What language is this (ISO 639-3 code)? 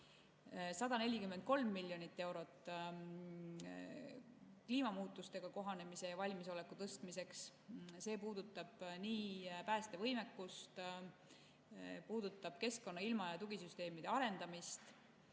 est